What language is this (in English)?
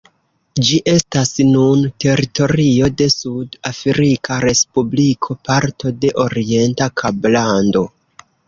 Esperanto